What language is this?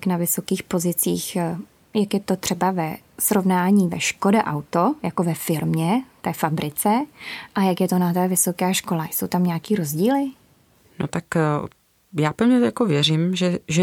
Czech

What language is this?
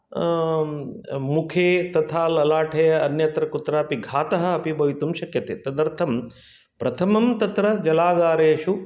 Sanskrit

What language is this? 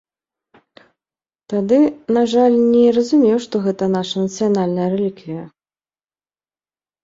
Belarusian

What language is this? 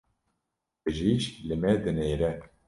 Kurdish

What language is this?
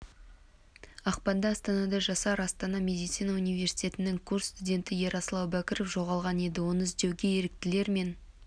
Kazakh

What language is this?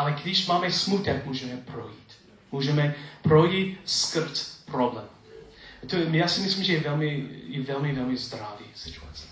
Czech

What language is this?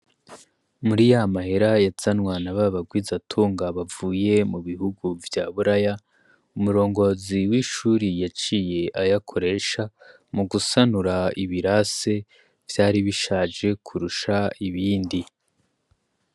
Rundi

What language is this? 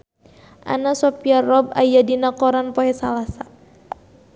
Sundanese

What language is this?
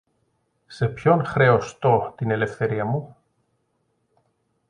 Greek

